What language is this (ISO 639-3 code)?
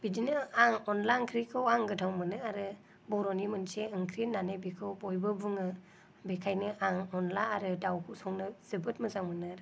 brx